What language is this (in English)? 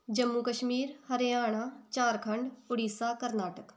Punjabi